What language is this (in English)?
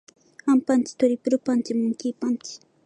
Japanese